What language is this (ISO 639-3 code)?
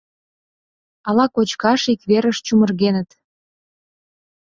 chm